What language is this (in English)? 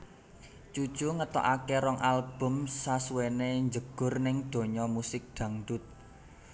Javanese